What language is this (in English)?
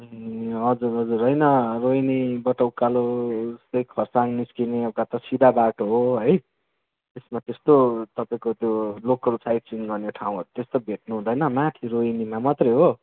Nepali